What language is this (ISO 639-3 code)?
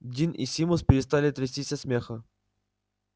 rus